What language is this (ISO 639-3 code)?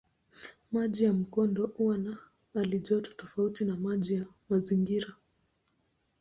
swa